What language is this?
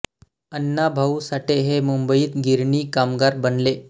Marathi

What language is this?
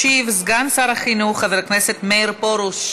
Hebrew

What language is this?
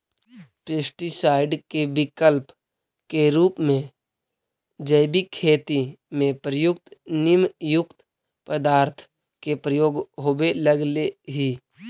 Magahi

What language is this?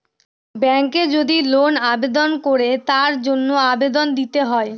Bangla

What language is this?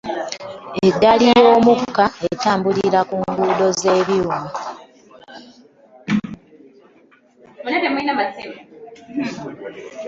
Ganda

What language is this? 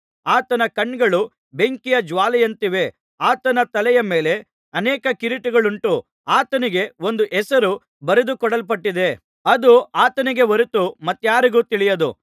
Kannada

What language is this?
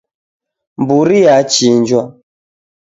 Taita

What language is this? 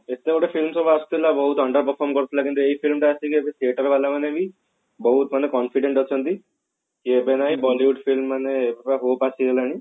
Odia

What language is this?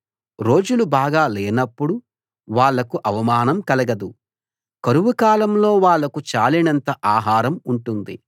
Telugu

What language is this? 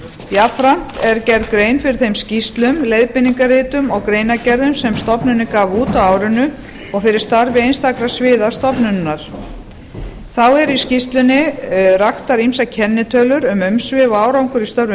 Icelandic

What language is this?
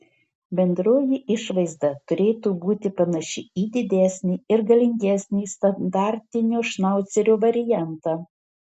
Lithuanian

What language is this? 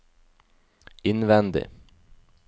Norwegian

